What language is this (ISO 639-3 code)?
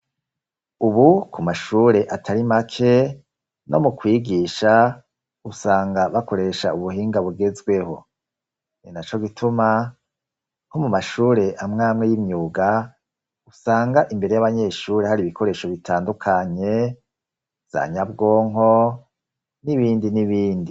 run